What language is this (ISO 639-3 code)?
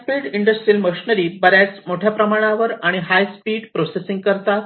mar